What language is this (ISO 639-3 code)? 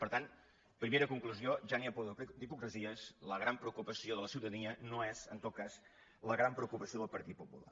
cat